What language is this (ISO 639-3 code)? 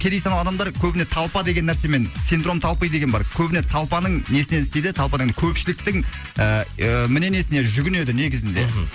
kaz